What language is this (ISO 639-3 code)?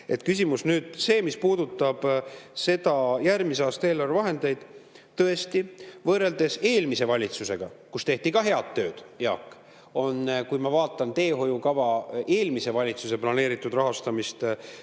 est